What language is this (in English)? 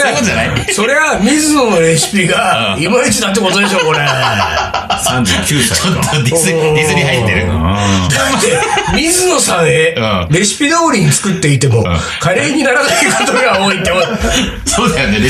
Japanese